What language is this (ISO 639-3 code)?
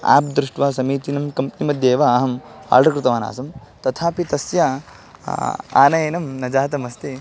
san